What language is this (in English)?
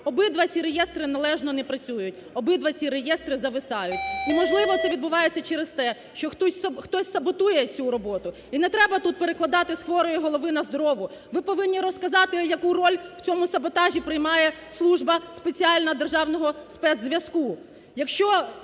Ukrainian